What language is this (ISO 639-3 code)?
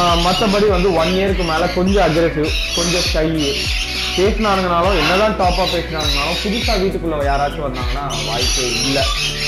ron